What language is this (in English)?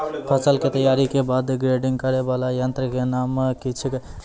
Maithili